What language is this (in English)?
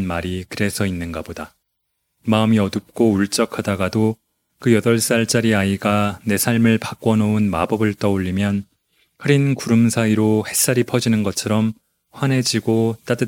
Korean